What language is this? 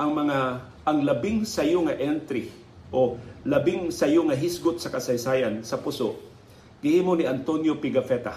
Filipino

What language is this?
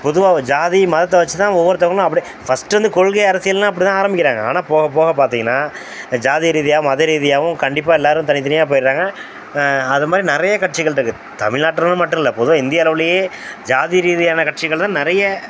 Tamil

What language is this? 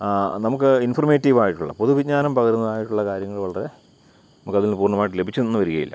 Malayalam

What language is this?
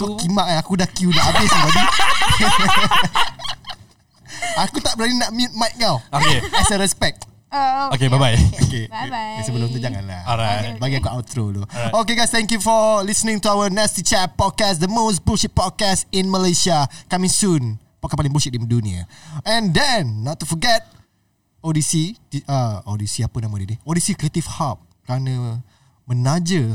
Malay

